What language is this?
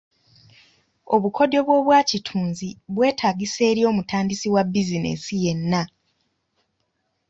Ganda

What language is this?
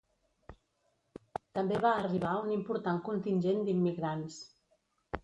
Catalan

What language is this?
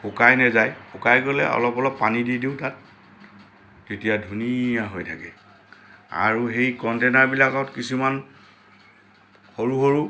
Assamese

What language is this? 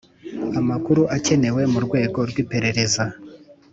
Kinyarwanda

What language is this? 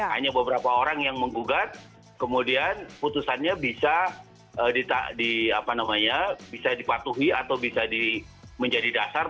Indonesian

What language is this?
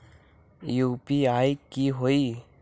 Magahi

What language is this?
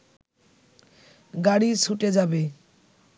Bangla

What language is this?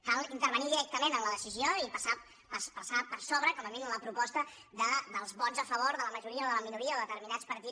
Catalan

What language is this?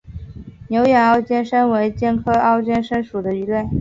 Chinese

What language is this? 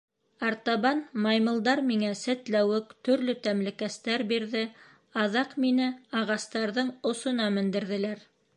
Bashkir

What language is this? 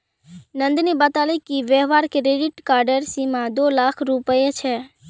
Magahi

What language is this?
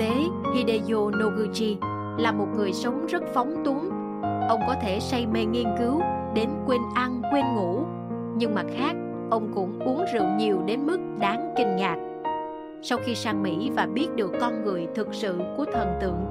Vietnamese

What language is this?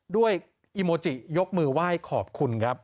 Thai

